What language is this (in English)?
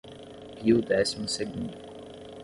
Portuguese